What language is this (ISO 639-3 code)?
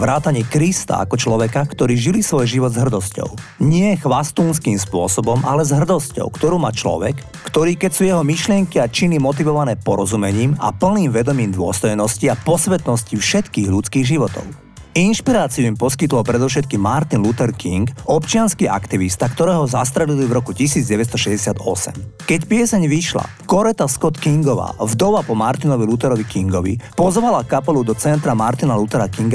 slk